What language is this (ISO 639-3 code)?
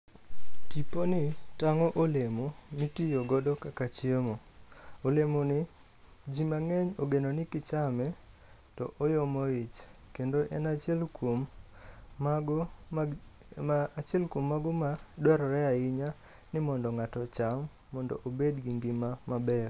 luo